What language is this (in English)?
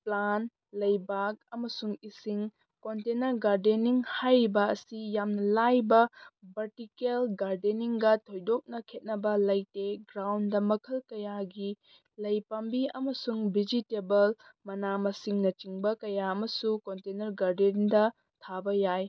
Manipuri